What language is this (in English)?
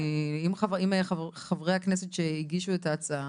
Hebrew